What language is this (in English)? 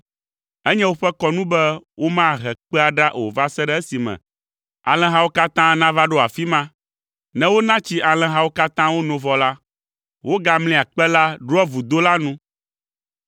Ewe